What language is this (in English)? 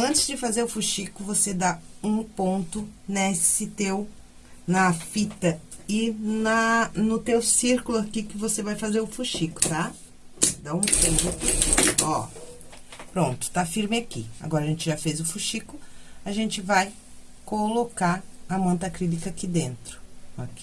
Portuguese